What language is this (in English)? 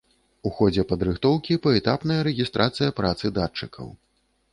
Belarusian